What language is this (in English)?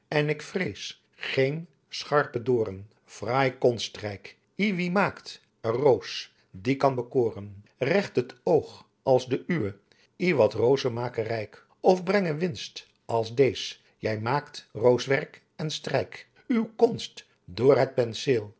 Dutch